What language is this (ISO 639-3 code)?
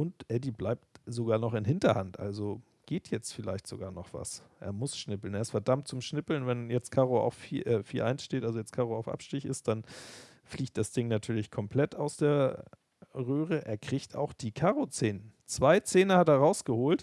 deu